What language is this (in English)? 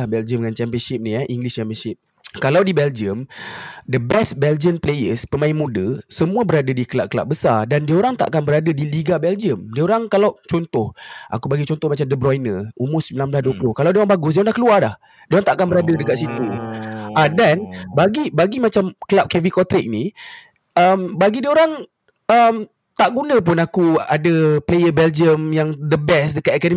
Malay